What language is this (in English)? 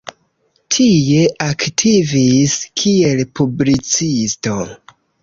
Esperanto